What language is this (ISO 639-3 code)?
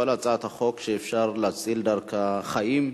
heb